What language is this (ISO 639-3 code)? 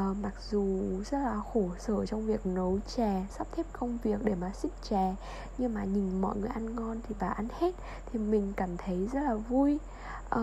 vie